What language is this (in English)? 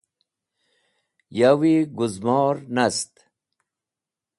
Wakhi